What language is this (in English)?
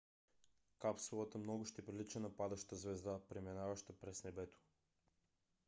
Bulgarian